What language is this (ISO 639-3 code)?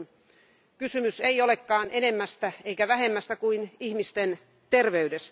fin